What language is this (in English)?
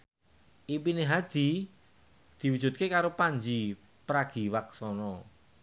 Javanese